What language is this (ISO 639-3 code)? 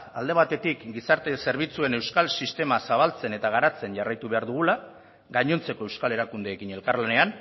eus